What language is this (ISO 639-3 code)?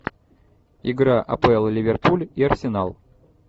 rus